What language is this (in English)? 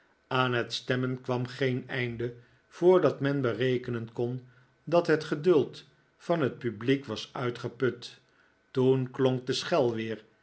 Dutch